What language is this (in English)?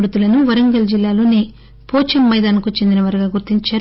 Telugu